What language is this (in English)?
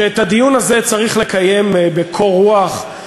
Hebrew